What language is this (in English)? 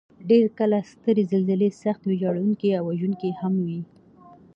Pashto